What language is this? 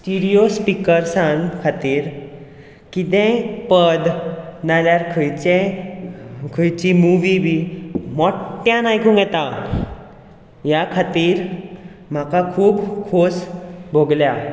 Konkani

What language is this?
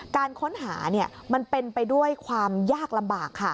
Thai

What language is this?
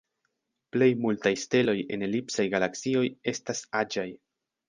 Esperanto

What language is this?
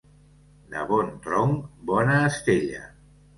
Catalan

